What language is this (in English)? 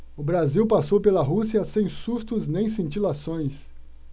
Portuguese